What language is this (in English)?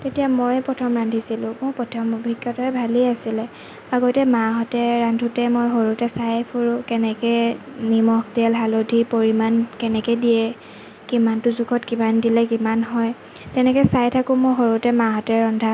Assamese